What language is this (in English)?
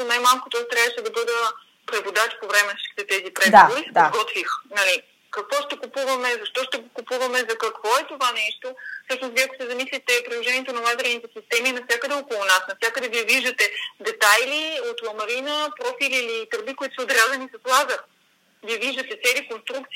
Bulgarian